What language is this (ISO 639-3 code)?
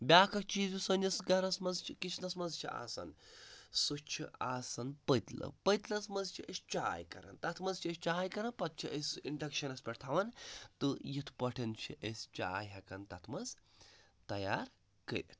kas